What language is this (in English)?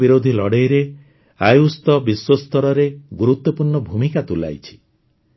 Odia